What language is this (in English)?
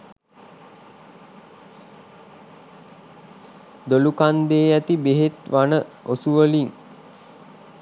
Sinhala